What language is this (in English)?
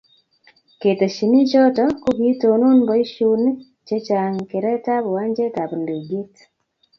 Kalenjin